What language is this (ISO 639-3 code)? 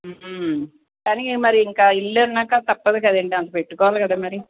tel